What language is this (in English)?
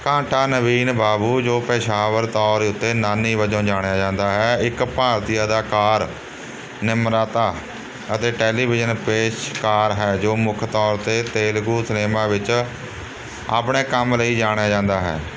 Punjabi